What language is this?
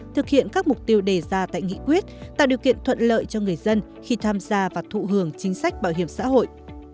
Vietnamese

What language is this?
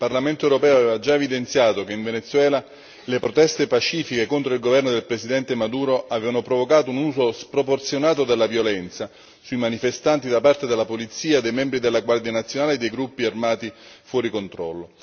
Italian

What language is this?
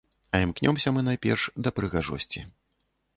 Belarusian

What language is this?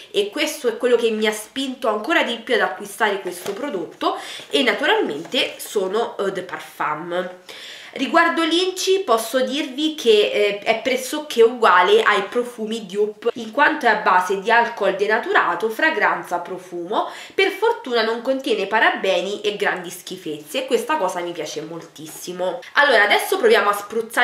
Italian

